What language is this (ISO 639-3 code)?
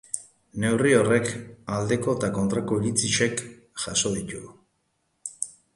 eus